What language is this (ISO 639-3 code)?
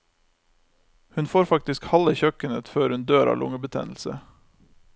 nor